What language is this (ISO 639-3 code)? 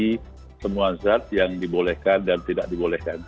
ind